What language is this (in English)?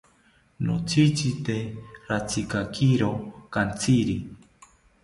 South Ucayali Ashéninka